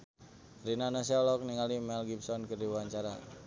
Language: Sundanese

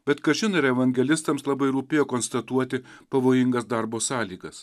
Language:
Lithuanian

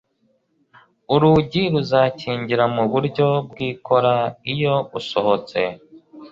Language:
Kinyarwanda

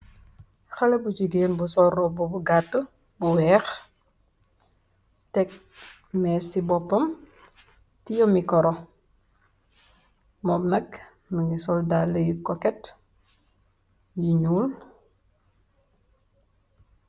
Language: Wolof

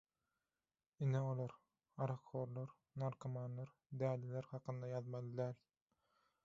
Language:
Turkmen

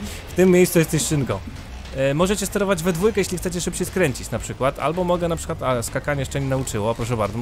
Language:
Polish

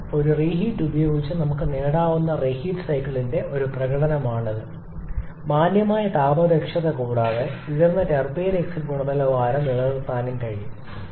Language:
Malayalam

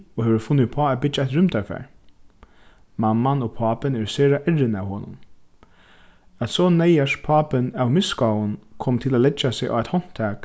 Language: Faroese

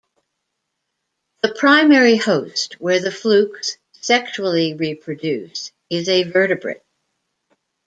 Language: English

